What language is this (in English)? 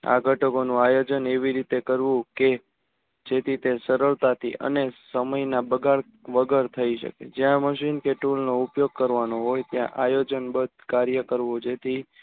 Gujarati